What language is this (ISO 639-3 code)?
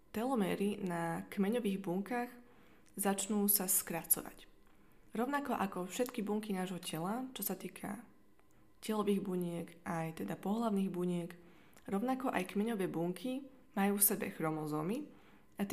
slk